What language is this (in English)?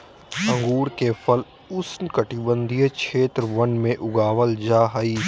Magahi